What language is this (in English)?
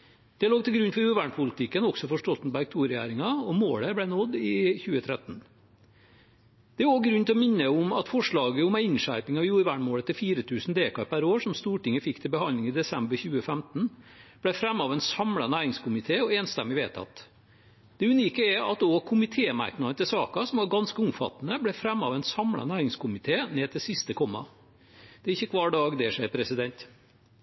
Norwegian Bokmål